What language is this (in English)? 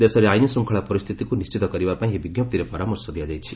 Odia